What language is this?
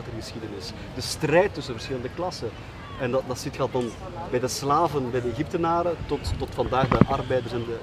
Dutch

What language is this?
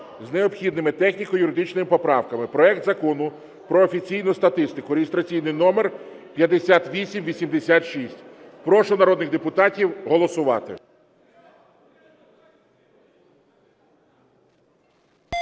Ukrainian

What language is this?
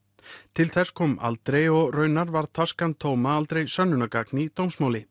Icelandic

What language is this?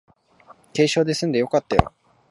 Japanese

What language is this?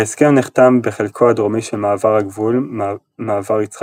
Hebrew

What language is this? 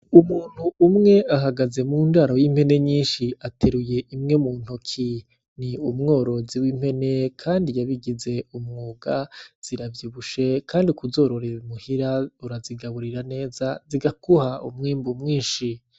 Rundi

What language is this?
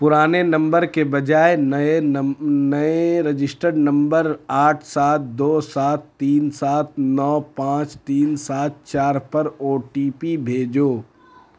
Urdu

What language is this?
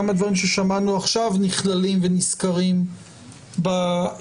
Hebrew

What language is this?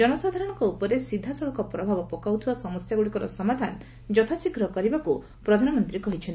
Odia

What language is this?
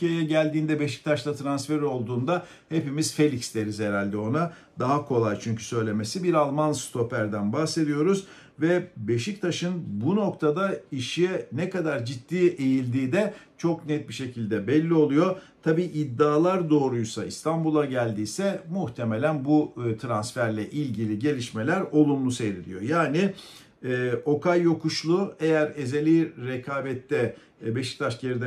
Turkish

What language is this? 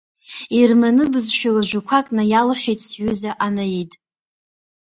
Abkhazian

